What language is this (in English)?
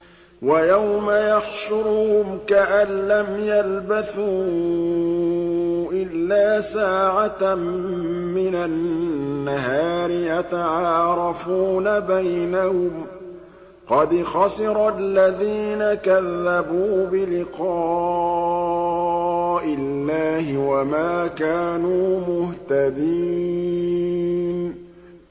Arabic